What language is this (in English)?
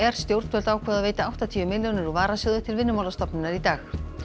Icelandic